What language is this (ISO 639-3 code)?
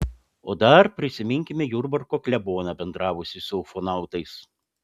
lit